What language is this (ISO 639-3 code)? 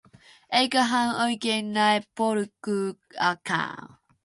fin